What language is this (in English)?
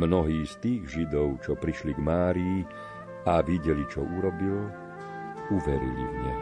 Slovak